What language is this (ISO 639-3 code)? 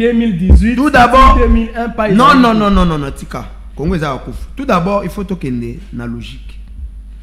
fra